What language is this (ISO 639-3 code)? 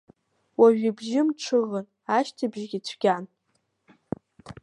abk